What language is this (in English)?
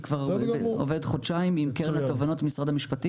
Hebrew